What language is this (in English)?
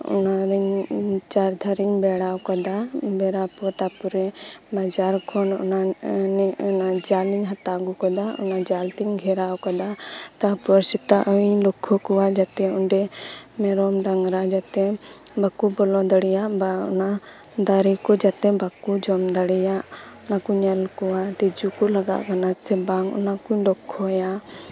Santali